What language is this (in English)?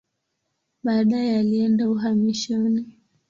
Swahili